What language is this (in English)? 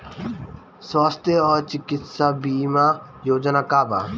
Bhojpuri